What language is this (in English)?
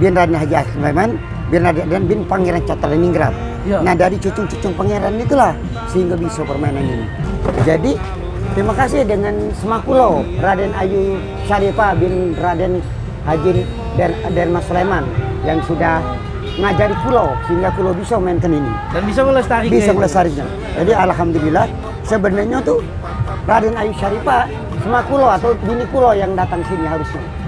Indonesian